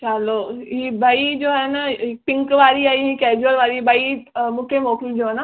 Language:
Sindhi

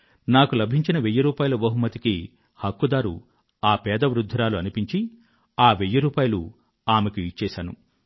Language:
Telugu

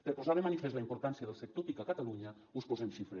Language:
Catalan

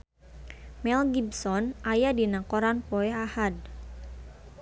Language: Sundanese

